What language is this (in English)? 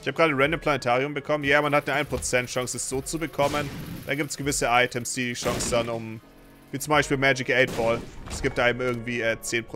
German